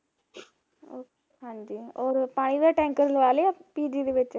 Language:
Punjabi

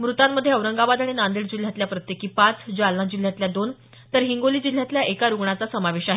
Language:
Marathi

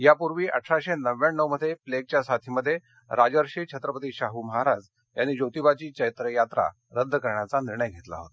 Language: Marathi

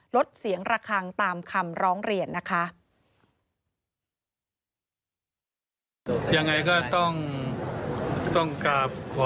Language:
Thai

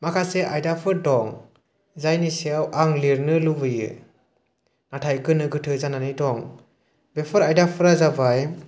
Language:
Bodo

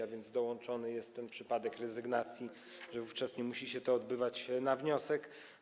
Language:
Polish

